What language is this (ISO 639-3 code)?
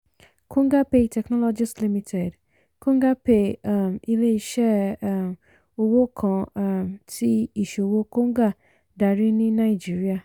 yor